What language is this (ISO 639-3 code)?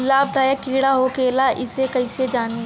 bho